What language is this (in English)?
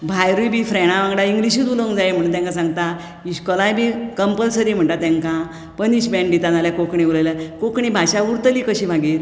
Konkani